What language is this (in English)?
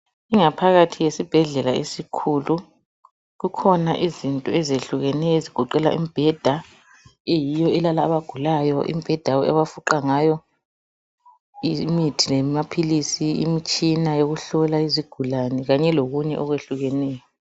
North Ndebele